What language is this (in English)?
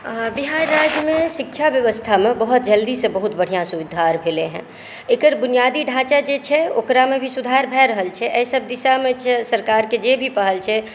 Maithili